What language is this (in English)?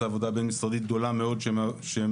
Hebrew